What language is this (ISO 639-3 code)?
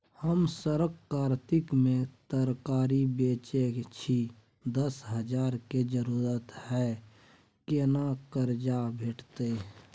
mai